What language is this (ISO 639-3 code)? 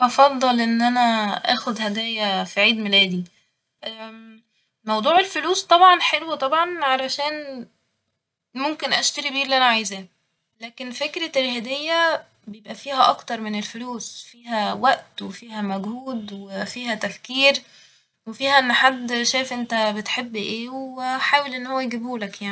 arz